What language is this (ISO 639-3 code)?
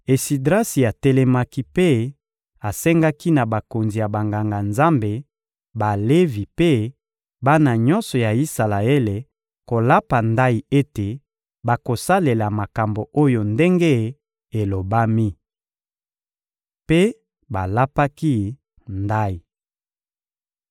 lin